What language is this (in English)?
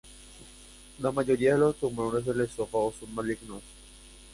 Spanish